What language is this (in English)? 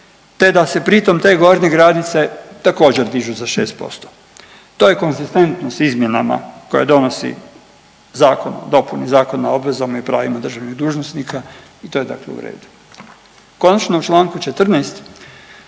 Croatian